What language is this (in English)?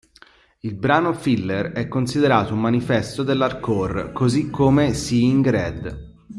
Italian